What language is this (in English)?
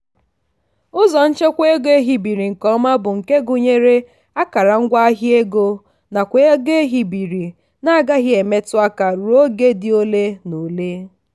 Igbo